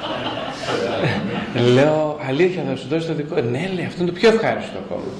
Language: Greek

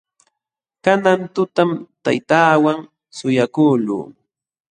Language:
Jauja Wanca Quechua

